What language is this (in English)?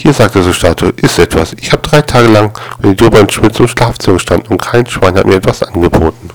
German